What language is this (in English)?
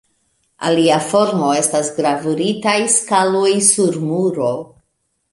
Esperanto